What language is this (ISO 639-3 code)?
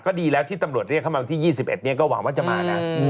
tha